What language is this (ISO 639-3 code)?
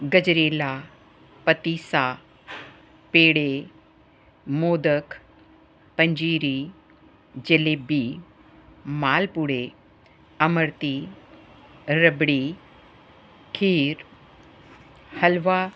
pan